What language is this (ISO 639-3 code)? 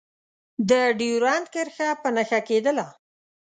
pus